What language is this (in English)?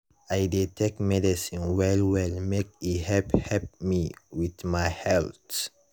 Nigerian Pidgin